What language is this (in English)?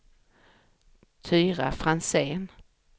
Swedish